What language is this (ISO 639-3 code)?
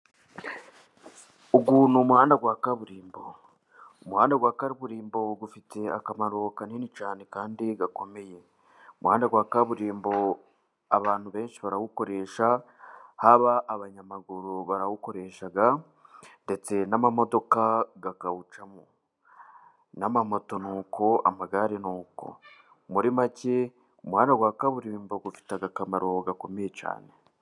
kin